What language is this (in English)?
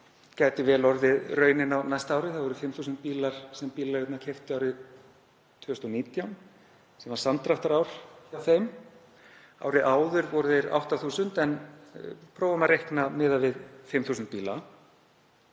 Icelandic